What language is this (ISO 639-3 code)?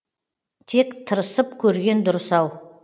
kaz